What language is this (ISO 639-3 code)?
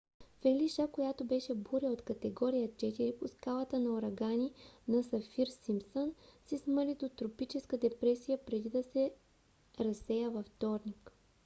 bul